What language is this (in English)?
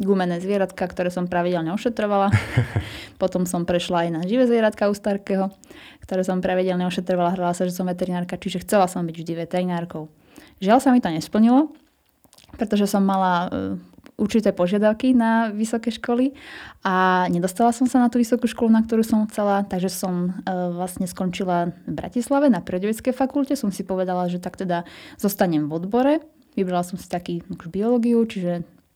Slovak